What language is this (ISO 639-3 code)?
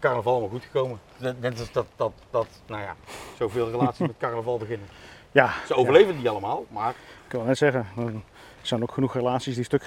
nld